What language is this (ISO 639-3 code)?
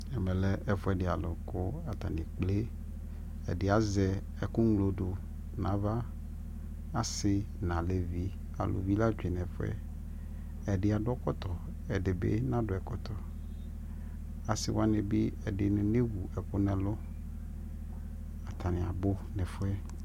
kpo